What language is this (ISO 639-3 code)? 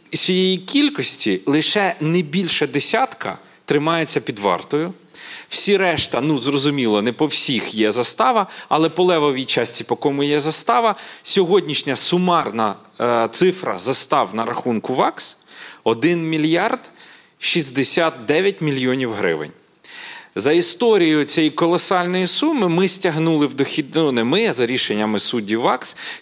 ukr